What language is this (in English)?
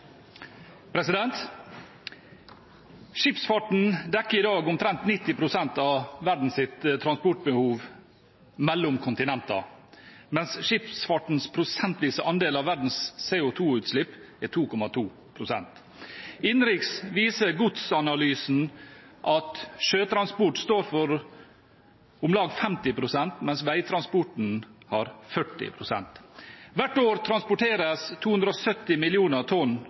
Norwegian Bokmål